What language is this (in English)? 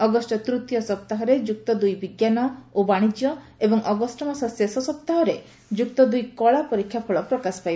Odia